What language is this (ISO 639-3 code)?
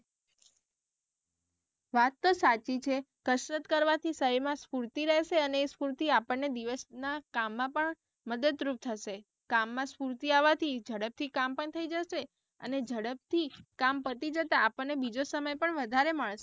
guj